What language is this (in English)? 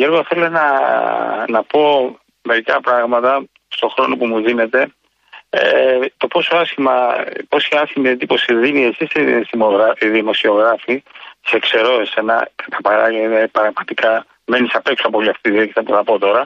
Greek